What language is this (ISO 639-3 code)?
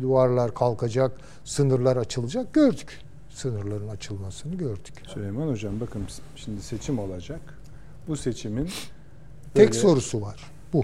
tur